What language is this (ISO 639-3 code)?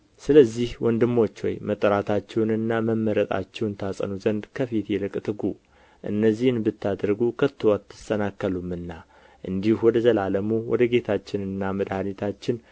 amh